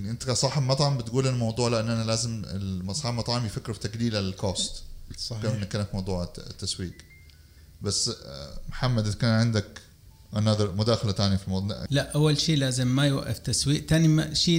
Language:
Arabic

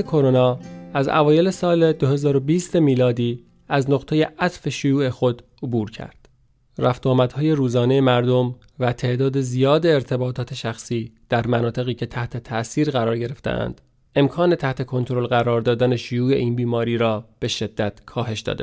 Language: Persian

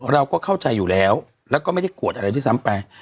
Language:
Thai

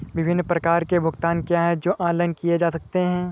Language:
Hindi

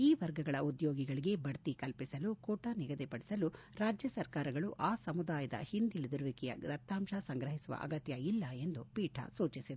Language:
Kannada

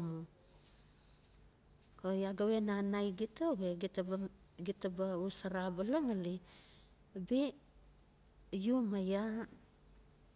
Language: Notsi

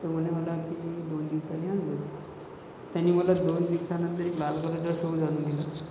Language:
Marathi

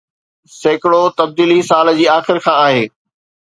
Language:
Sindhi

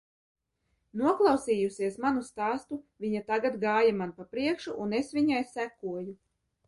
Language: Latvian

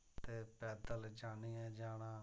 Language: Dogri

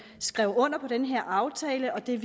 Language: Danish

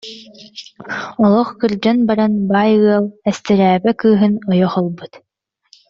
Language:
Yakut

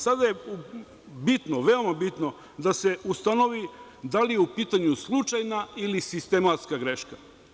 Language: Serbian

